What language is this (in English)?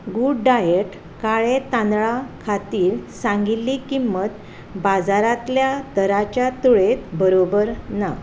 Konkani